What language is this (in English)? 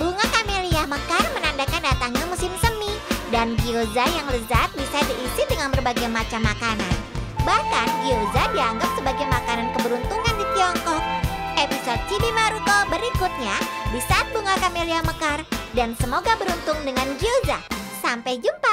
Indonesian